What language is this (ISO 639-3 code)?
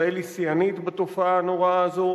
heb